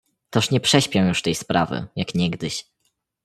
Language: Polish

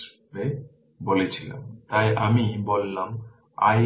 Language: Bangla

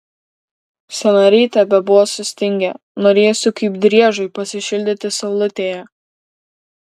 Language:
Lithuanian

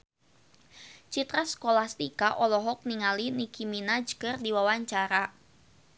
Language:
Sundanese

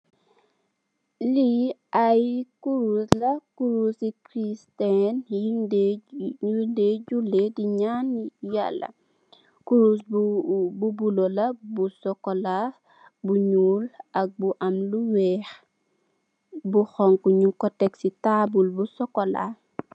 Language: Wolof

